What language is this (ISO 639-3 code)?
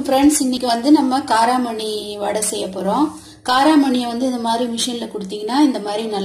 ron